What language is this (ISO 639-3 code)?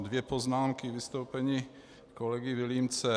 ces